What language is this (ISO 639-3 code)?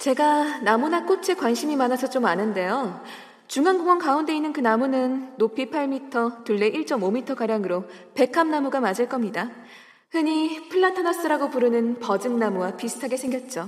kor